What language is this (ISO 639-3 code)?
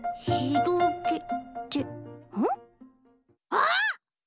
jpn